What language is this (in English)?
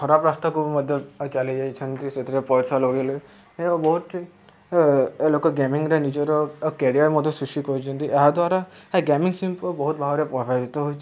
Odia